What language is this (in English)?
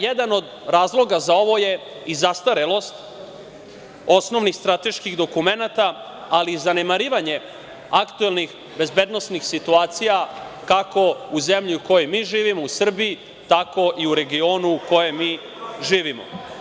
Serbian